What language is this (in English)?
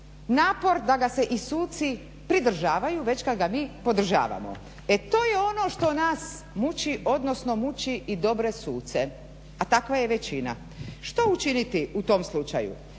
Croatian